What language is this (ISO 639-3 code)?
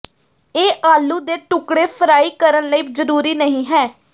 pan